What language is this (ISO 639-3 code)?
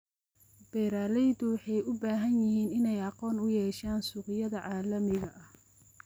som